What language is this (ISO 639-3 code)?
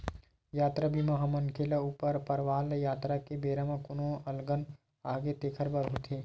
hne